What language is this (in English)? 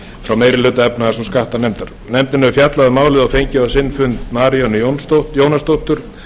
Icelandic